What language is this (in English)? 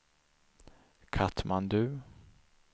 Swedish